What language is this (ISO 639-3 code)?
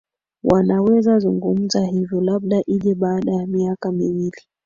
swa